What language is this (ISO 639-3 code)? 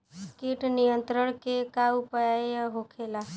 bho